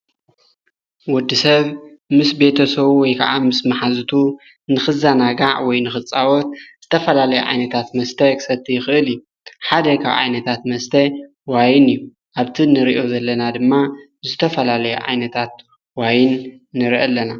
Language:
Tigrinya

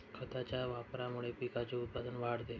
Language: Marathi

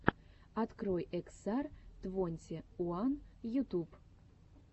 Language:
Russian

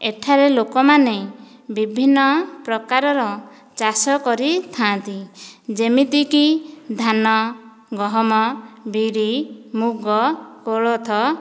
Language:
Odia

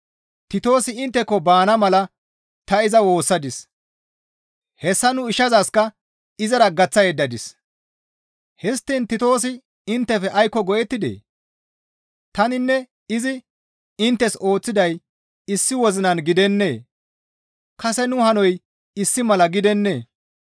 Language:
Gamo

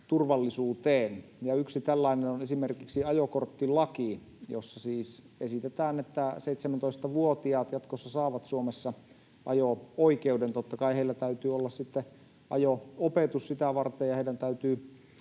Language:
Finnish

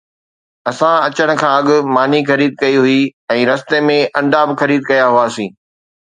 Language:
Sindhi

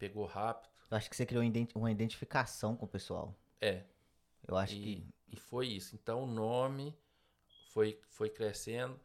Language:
Portuguese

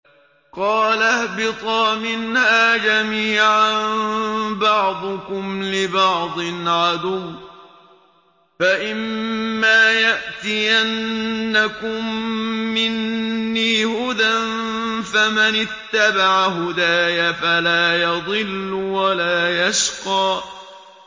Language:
Arabic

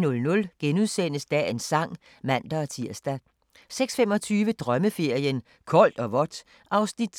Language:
Danish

